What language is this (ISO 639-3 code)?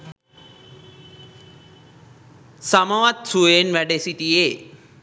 sin